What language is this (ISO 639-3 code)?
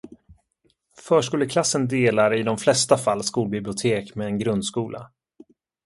swe